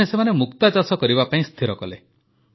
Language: Odia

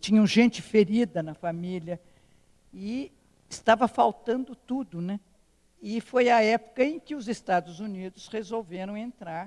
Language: Portuguese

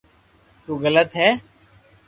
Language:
Loarki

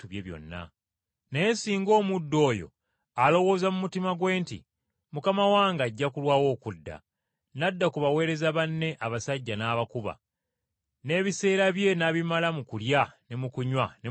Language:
Ganda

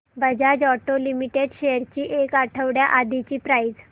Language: Marathi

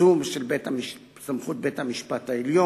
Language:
Hebrew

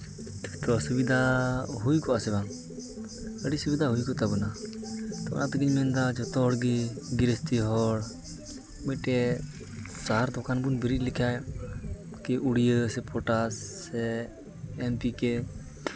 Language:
Santali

